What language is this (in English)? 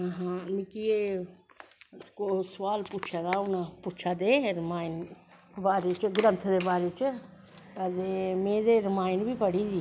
Dogri